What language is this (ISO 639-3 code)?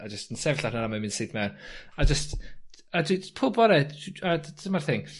cym